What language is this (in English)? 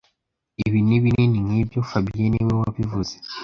Kinyarwanda